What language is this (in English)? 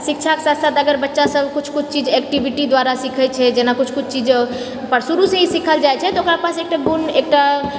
Maithili